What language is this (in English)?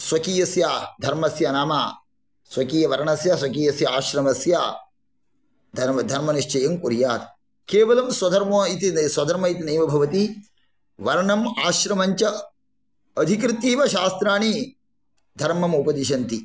Sanskrit